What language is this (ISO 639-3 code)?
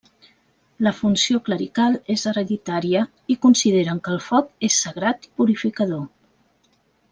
cat